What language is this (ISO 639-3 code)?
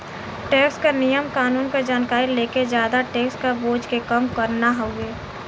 bho